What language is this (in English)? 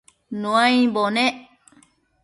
Matsés